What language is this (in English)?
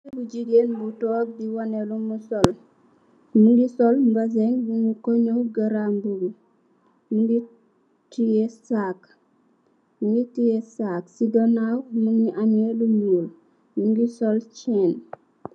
Wolof